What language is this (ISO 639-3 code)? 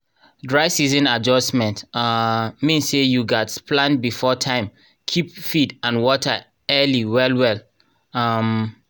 pcm